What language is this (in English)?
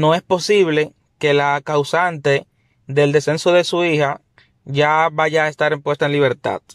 Spanish